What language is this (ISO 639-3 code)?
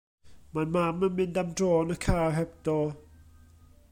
cym